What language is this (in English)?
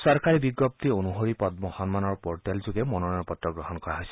Assamese